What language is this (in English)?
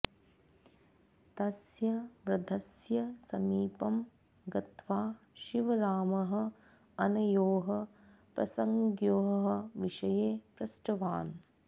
Sanskrit